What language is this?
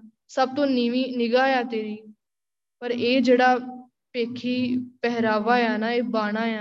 Punjabi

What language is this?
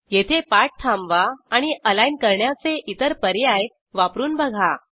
Marathi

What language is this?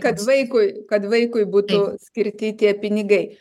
Lithuanian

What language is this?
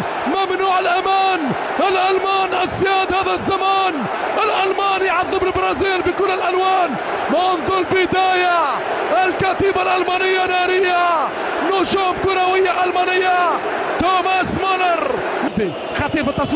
Arabic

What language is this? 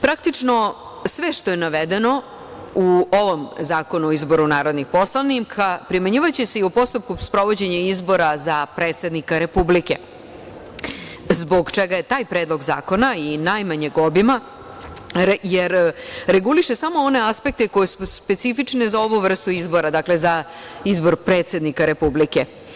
Serbian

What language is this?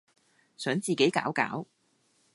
Cantonese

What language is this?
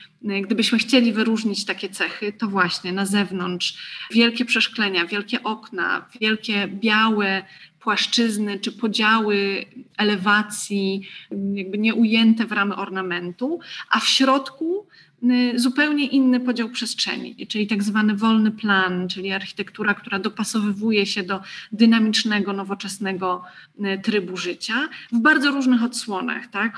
Polish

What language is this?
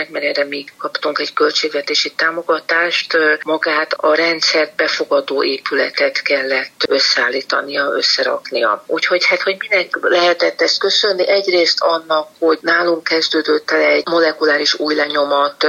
Hungarian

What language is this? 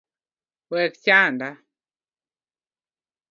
Luo (Kenya and Tanzania)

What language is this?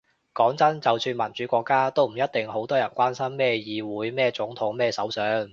Cantonese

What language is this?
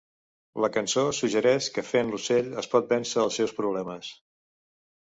Catalan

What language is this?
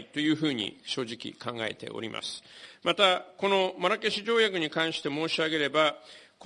Japanese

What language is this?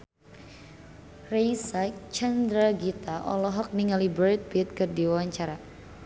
Sundanese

